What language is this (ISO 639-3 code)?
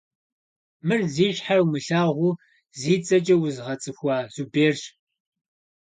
kbd